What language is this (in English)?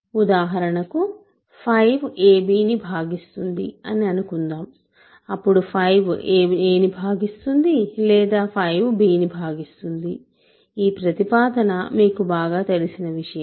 Telugu